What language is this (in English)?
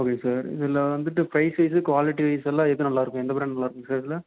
Tamil